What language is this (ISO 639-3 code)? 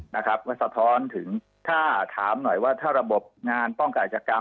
tha